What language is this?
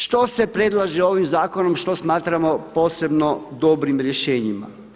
Croatian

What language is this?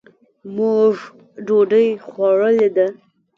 Pashto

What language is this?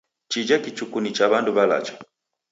Taita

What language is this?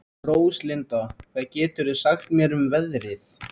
Icelandic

